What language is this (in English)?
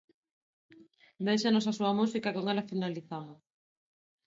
Galician